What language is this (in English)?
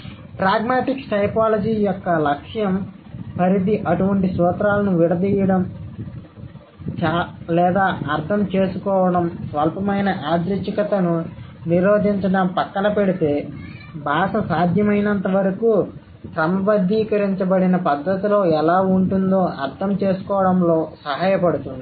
Telugu